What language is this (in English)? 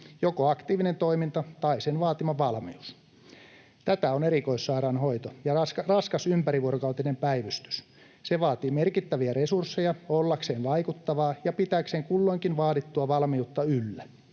Finnish